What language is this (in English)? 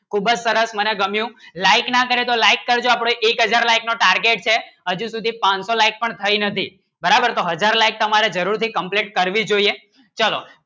Gujarati